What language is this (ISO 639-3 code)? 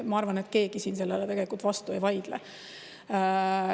est